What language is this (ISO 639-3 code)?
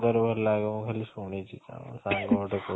ori